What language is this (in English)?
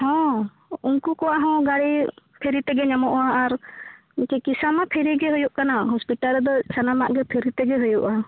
Santali